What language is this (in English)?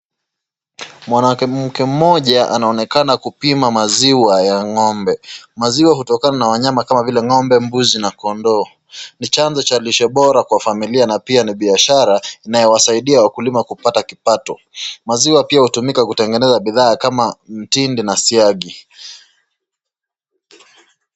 Swahili